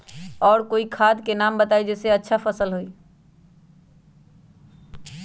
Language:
Magahi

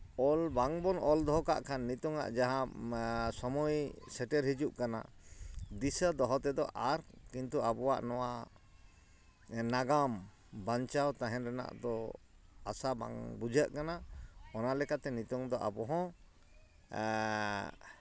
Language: Santali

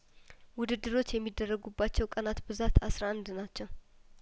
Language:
Amharic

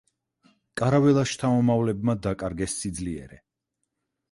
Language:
Georgian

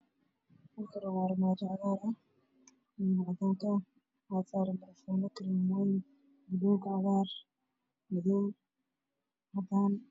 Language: Somali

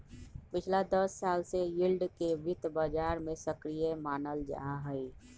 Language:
Magahi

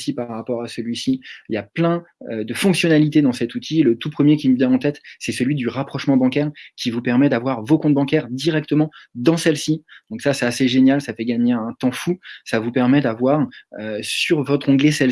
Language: French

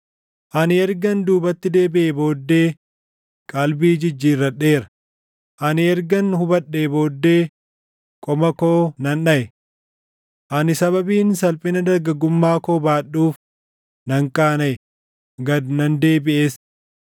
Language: Oromo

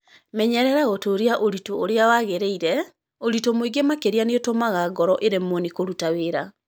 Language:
Kikuyu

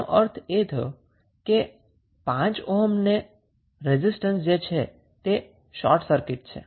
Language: Gujarati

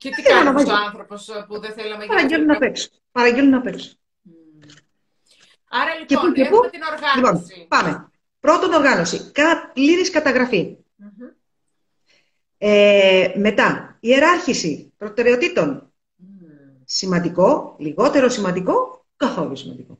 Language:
Greek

